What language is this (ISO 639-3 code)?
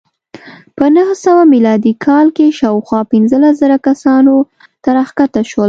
pus